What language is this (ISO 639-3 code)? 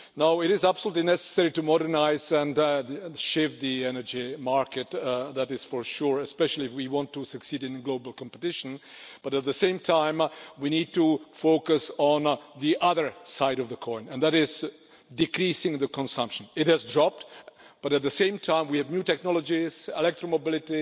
eng